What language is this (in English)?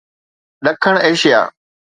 Sindhi